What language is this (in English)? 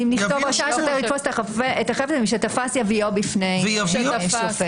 Hebrew